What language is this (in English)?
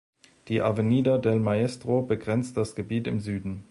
German